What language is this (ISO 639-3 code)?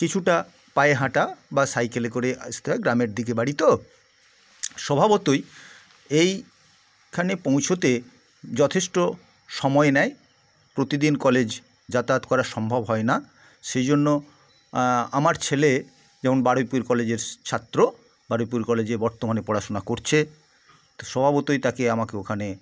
ben